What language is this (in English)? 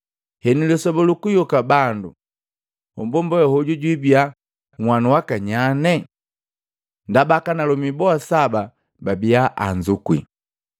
Matengo